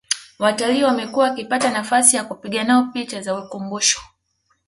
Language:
Swahili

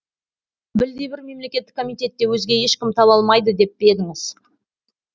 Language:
Kazakh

